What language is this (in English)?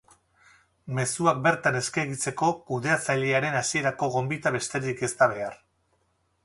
Basque